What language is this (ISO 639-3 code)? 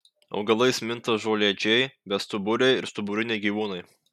lit